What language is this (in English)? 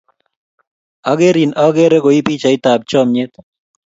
Kalenjin